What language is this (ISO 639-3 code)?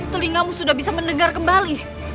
ind